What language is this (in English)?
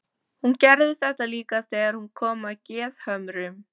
Icelandic